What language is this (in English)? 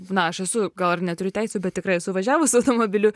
Lithuanian